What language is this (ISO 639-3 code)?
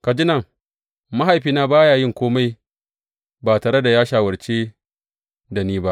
hau